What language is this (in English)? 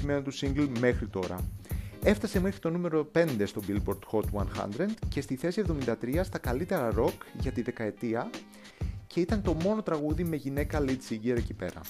Greek